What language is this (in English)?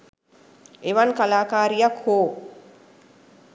Sinhala